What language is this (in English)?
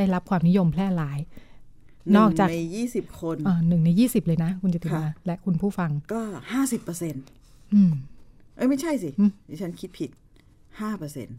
Thai